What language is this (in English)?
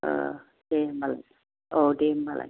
Bodo